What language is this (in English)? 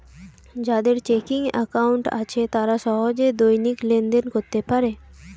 Bangla